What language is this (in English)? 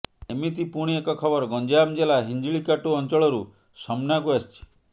Odia